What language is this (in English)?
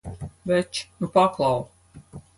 Latvian